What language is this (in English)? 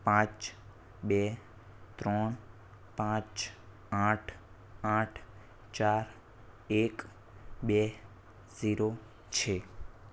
Gujarati